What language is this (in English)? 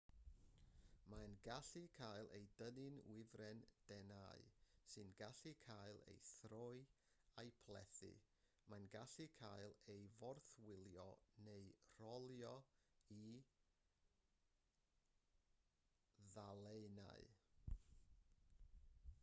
Welsh